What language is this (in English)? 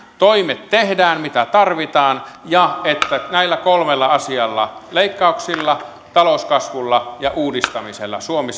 Finnish